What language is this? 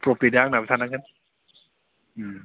Bodo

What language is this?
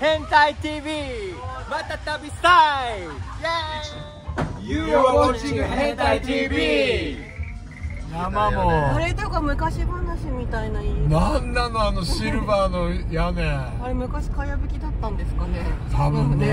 Japanese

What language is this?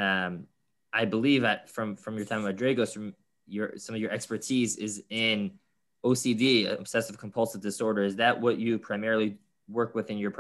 English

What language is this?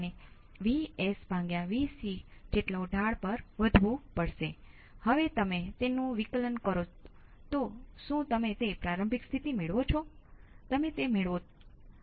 Gujarati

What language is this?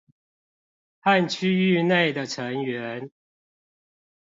Chinese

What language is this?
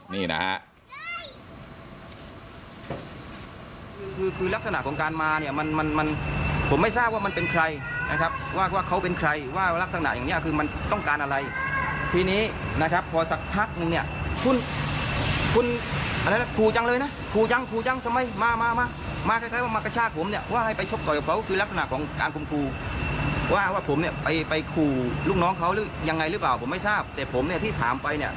Thai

